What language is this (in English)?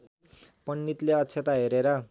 Nepali